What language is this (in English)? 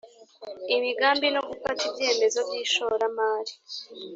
Kinyarwanda